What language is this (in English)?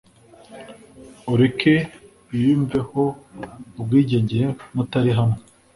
Kinyarwanda